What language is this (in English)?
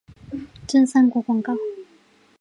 Chinese